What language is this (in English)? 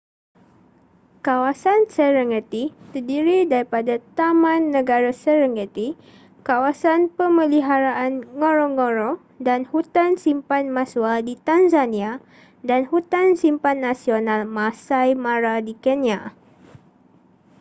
Malay